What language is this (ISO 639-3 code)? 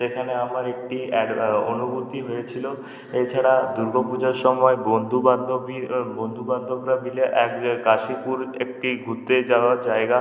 ben